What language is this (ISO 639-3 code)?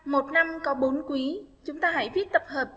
vie